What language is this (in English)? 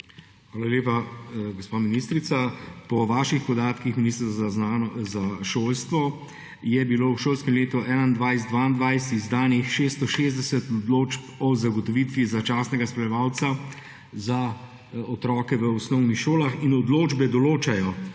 Slovenian